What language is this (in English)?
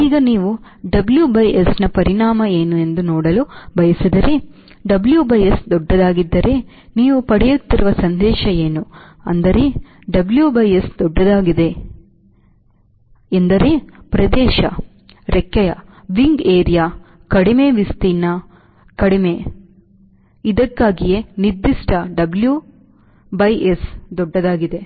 Kannada